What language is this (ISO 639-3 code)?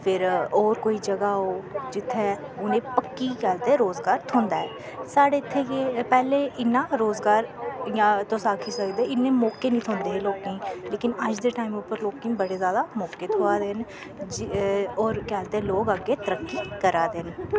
doi